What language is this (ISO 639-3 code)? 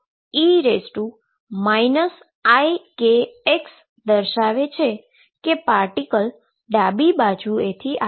guj